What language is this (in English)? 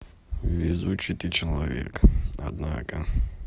Russian